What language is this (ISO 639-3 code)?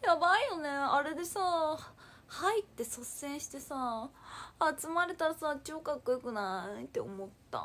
jpn